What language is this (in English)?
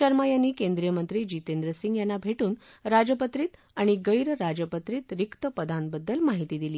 Marathi